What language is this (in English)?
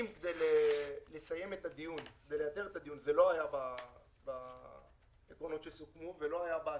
Hebrew